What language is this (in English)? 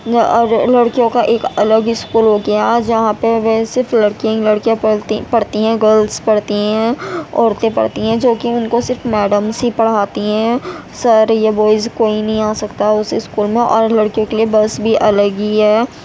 Urdu